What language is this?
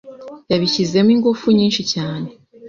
Kinyarwanda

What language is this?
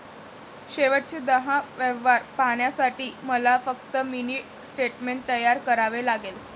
Marathi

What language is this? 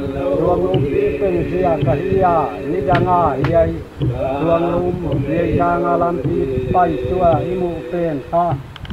Thai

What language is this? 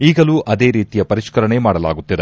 Kannada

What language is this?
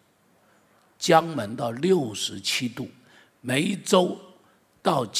Chinese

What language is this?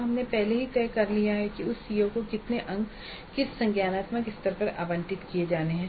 Hindi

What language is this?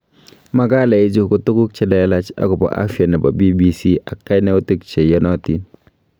Kalenjin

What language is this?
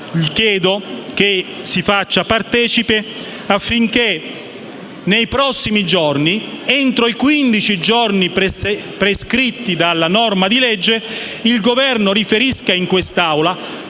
Italian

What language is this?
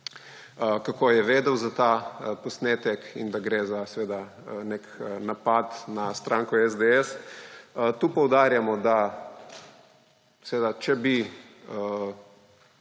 Slovenian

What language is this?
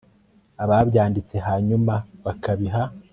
Kinyarwanda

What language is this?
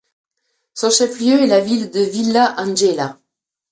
French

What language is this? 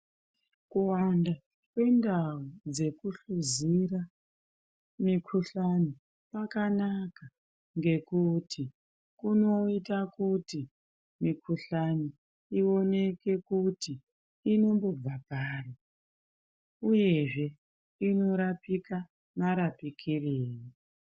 Ndau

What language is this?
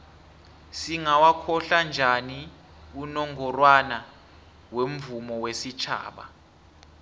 South Ndebele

